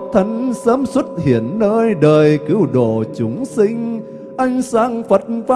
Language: Vietnamese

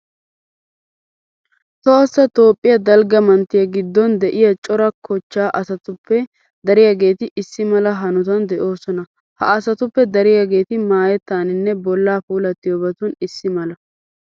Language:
Wolaytta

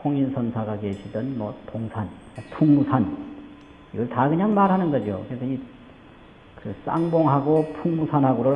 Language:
Korean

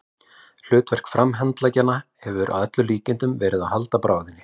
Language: Icelandic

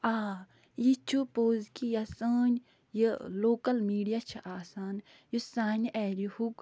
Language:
Kashmiri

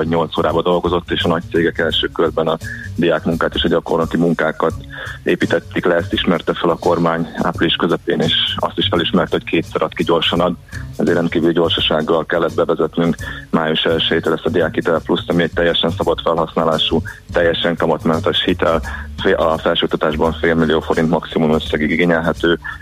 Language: Hungarian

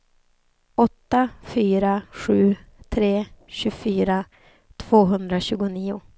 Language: Swedish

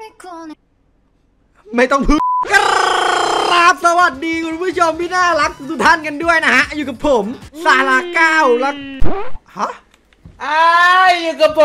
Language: Thai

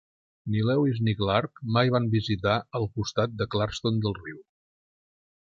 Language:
Catalan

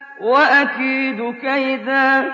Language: Arabic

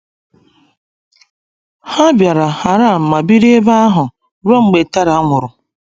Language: Igbo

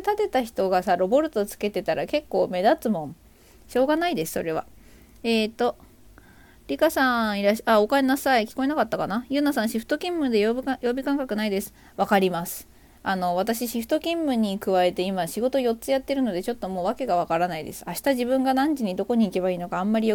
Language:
Japanese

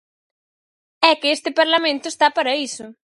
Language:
Galician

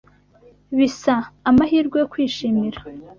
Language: Kinyarwanda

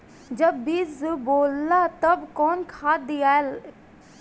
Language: Bhojpuri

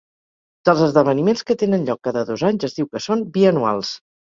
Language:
Catalan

